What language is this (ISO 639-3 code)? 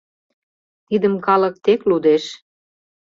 chm